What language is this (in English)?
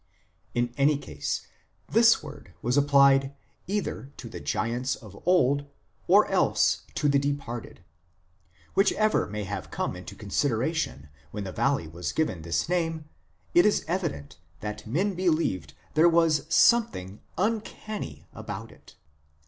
English